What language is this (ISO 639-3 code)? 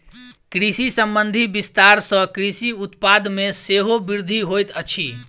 mai